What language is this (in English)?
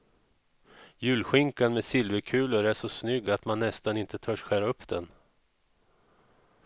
Swedish